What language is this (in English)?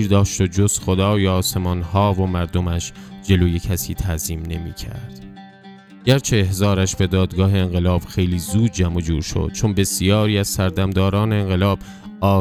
Persian